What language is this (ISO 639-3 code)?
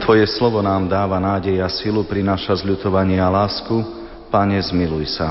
slk